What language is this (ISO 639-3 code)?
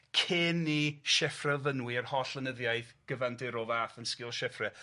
cym